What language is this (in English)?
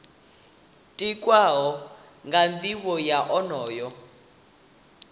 Venda